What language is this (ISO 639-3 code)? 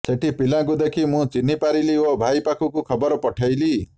ori